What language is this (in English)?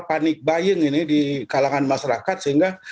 Indonesian